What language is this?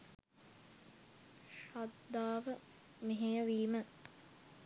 Sinhala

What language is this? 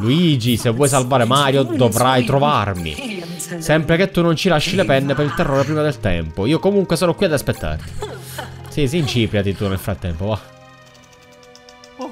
Italian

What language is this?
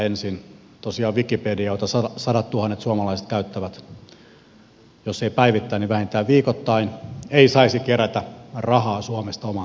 Finnish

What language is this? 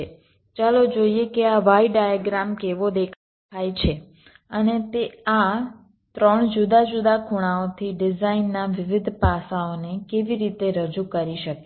Gujarati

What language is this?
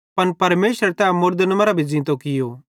Bhadrawahi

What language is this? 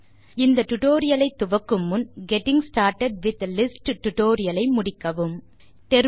Tamil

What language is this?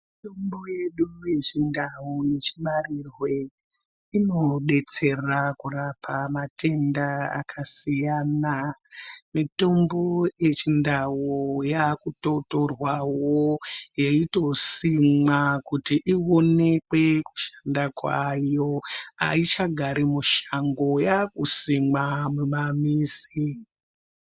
Ndau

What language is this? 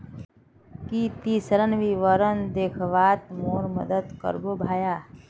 Magahi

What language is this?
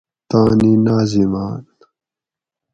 Gawri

